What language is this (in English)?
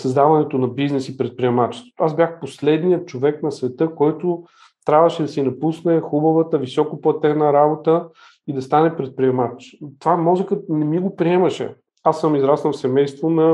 Bulgarian